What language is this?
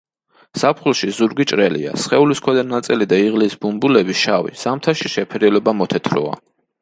Georgian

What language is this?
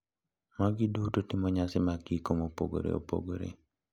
Luo (Kenya and Tanzania)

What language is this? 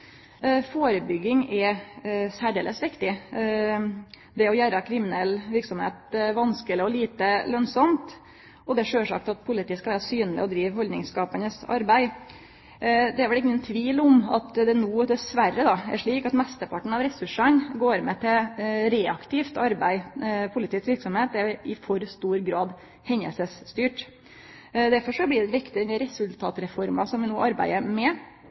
Norwegian Nynorsk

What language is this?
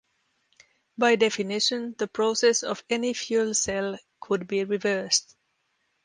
English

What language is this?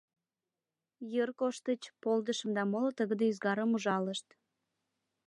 Mari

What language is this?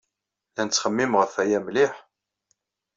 Kabyle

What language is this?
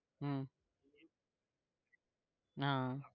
Gujarati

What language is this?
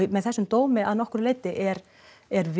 Icelandic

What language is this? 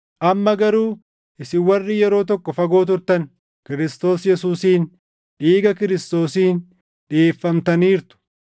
Oromo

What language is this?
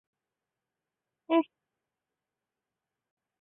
Chinese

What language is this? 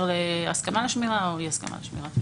Hebrew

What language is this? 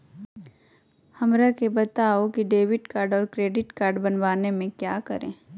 Magahi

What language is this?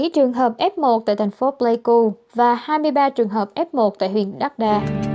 Vietnamese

